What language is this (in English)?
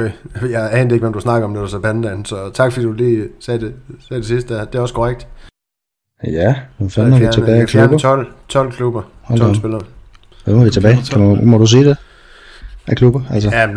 Danish